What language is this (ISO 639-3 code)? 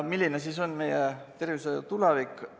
est